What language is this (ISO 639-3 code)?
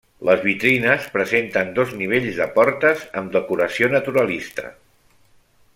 cat